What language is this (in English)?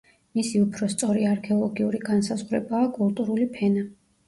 Georgian